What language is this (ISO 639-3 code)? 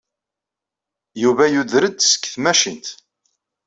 kab